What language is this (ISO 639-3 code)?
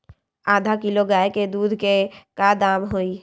mag